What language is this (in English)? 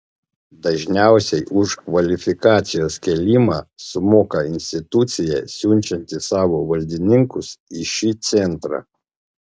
Lithuanian